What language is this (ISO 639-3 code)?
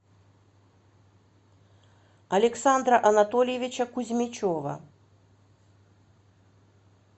rus